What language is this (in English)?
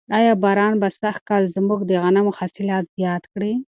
Pashto